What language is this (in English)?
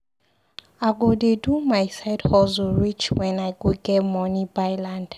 Nigerian Pidgin